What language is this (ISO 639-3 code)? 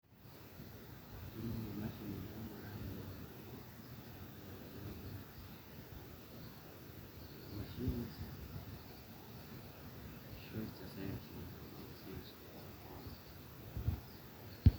mas